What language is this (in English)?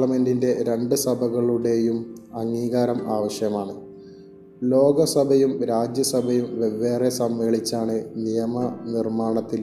Malayalam